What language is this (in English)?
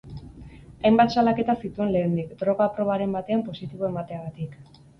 Basque